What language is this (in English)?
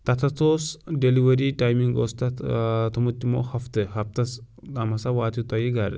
Kashmiri